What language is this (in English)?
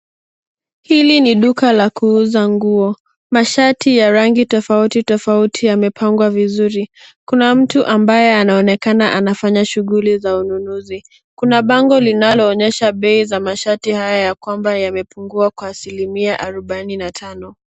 Swahili